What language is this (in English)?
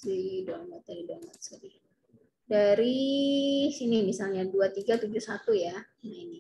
Indonesian